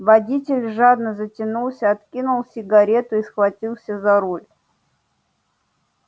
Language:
Russian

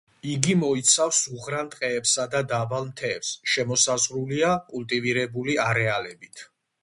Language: Georgian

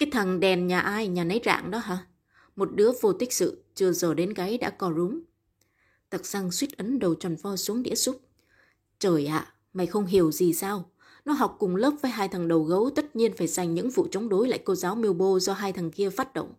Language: Vietnamese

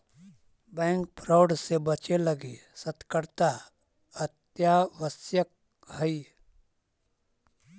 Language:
Magahi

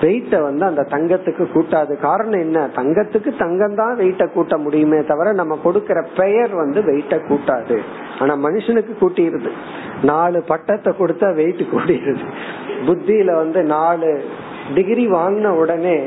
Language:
Tamil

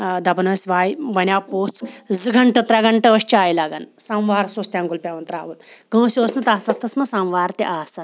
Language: Kashmiri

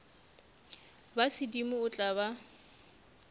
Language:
Northern Sotho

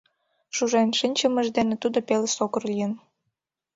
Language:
Mari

